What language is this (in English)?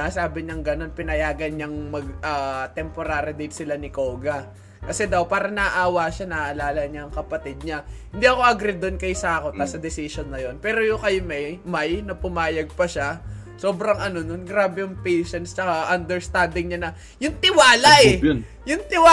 Filipino